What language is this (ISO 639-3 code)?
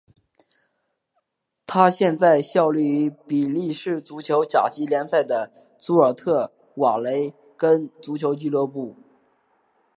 zho